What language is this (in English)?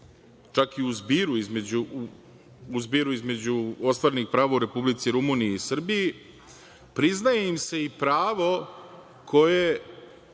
Serbian